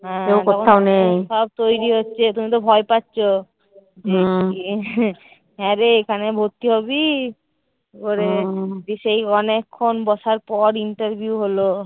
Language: Bangla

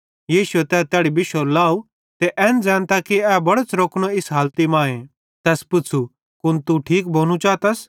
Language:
Bhadrawahi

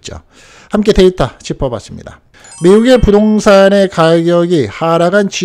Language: Korean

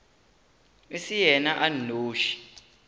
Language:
Northern Sotho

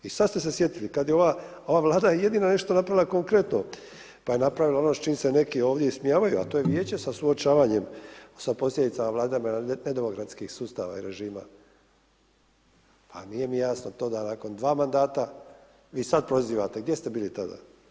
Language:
Croatian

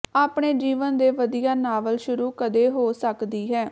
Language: Punjabi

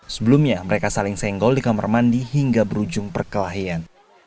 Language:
Indonesian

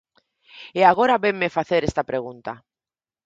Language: Galician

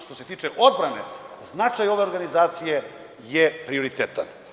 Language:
Serbian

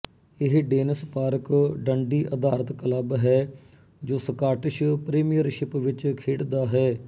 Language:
Punjabi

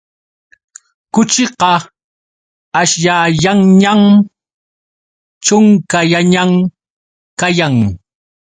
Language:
Yauyos Quechua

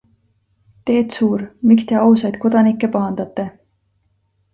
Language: Estonian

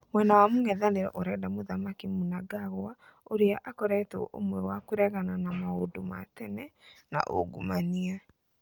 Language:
Kikuyu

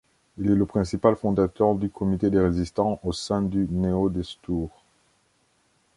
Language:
French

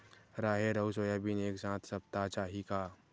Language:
Chhattisgarhi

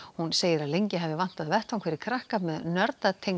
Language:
Icelandic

